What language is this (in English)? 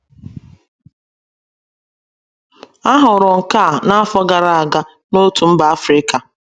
Igbo